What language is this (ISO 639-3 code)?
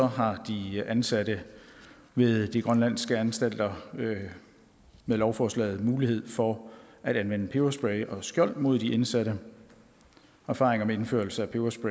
dan